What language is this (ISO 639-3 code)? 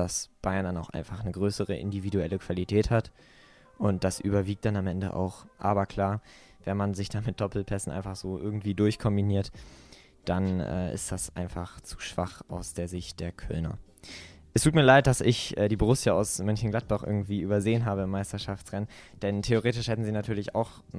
deu